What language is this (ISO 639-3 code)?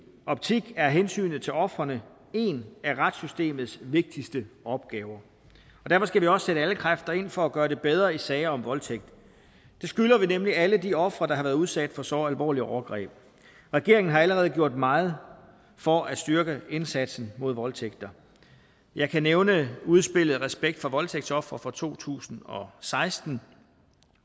dan